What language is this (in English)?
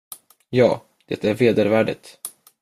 Swedish